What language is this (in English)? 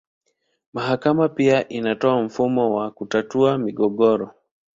Swahili